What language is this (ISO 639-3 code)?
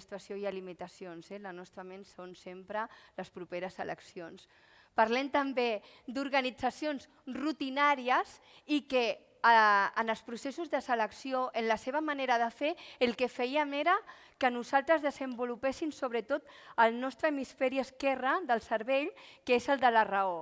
cat